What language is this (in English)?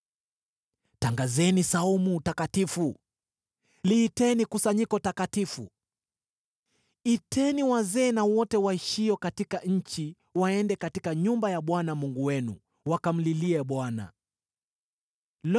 Swahili